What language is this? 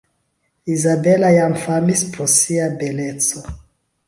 Esperanto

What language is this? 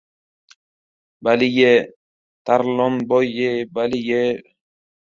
Uzbek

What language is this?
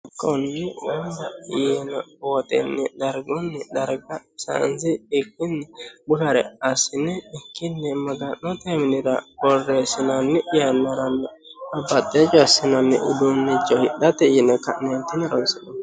Sidamo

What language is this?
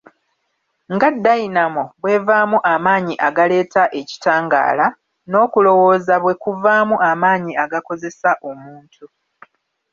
Ganda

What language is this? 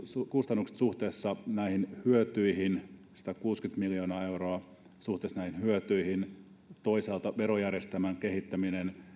Finnish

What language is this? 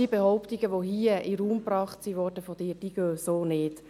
Swiss German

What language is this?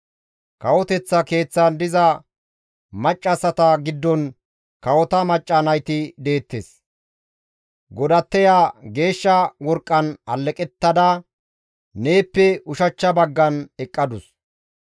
Gamo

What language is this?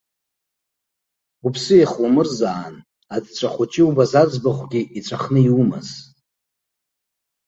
Abkhazian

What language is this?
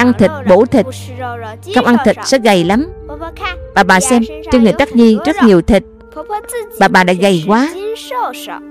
Vietnamese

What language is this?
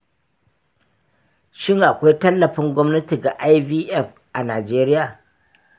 Hausa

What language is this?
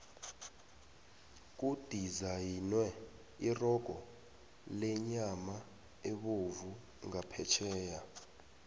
South Ndebele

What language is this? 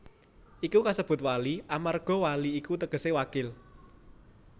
Javanese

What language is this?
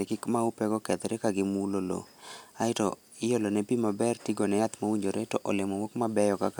Luo (Kenya and Tanzania)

